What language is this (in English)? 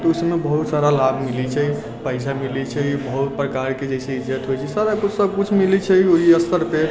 Maithili